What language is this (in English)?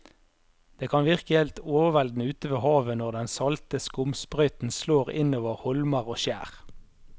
Norwegian